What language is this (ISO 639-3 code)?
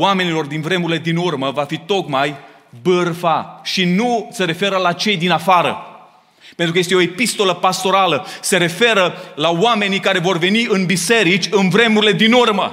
ron